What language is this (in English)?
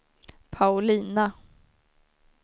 Swedish